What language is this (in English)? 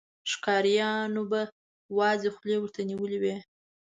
Pashto